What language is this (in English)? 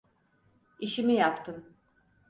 Turkish